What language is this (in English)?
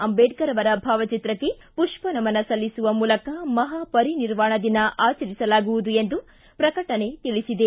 Kannada